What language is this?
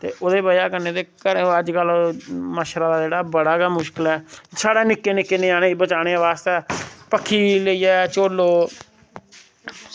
Dogri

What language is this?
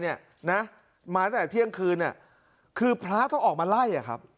Thai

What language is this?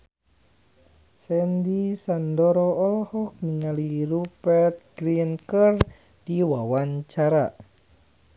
Sundanese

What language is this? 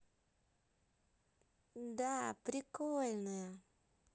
Russian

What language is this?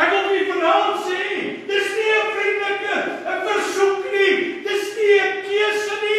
Portuguese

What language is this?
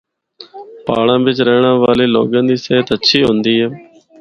Northern Hindko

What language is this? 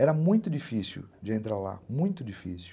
Portuguese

